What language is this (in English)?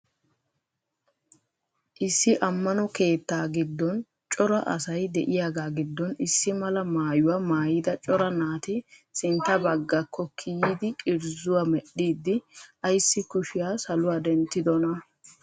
Wolaytta